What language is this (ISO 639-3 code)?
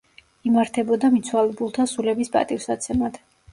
kat